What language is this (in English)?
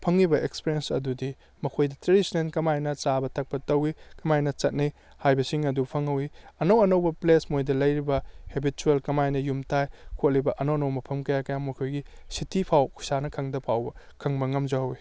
Manipuri